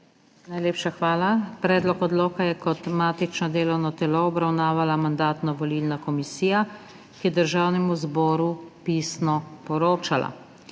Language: Slovenian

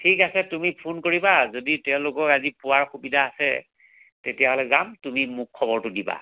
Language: Assamese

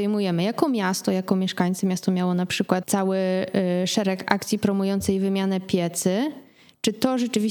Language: Polish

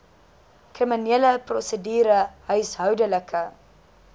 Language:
Afrikaans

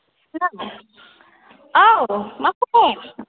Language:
Bodo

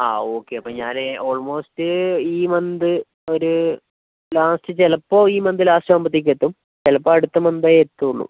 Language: Malayalam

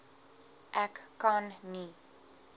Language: Afrikaans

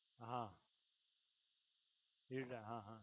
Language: Gujarati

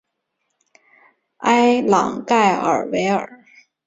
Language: Chinese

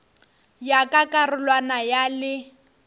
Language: Northern Sotho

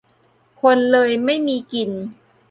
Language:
Thai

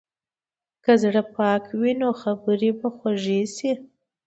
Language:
Pashto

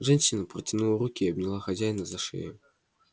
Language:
Russian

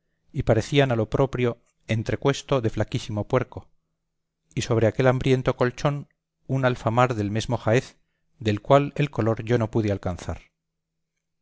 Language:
Spanish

